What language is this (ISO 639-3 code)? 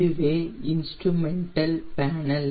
tam